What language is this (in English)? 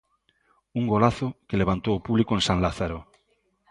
Galician